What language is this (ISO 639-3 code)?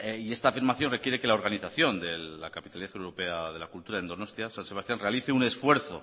spa